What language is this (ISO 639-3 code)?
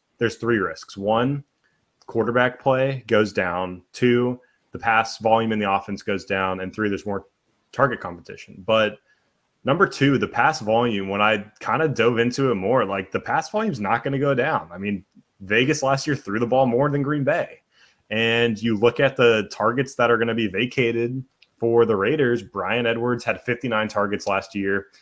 eng